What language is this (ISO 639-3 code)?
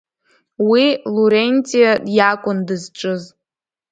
abk